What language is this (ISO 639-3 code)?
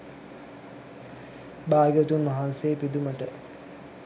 sin